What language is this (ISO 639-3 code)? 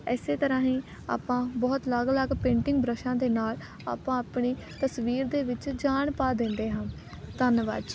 pan